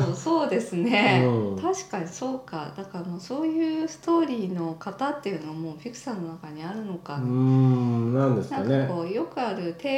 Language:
Japanese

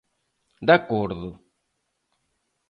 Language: Galician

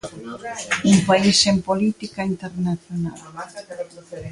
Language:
Galician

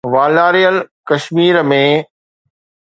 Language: Sindhi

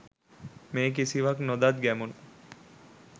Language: Sinhala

